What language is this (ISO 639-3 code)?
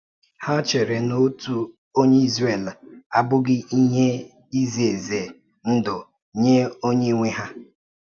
ibo